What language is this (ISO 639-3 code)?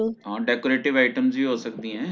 pan